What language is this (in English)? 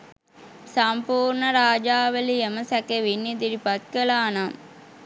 Sinhala